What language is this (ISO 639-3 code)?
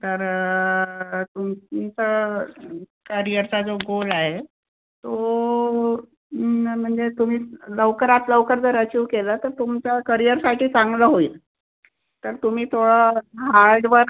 mar